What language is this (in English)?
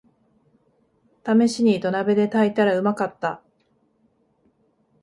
Japanese